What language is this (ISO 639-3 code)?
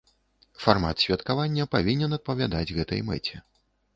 bel